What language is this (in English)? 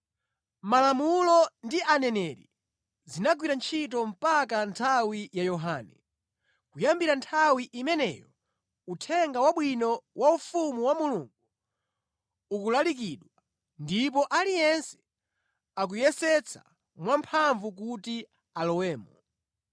Nyanja